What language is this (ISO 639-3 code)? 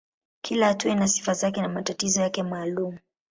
swa